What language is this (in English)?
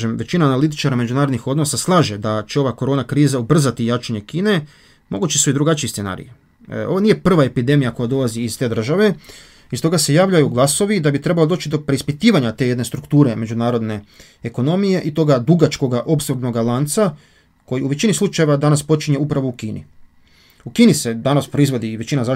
Croatian